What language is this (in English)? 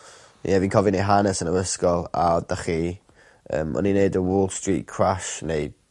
Welsh